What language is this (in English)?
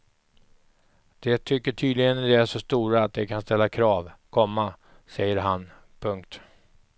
Swedish